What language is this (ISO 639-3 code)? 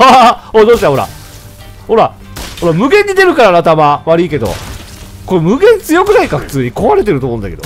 jpn